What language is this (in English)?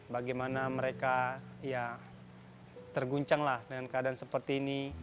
Indonesian